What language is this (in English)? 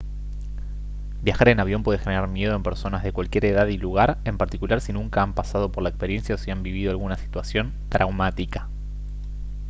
Spanish